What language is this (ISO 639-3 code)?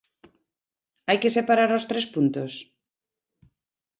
glg